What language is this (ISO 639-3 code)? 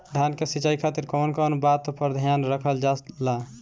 bho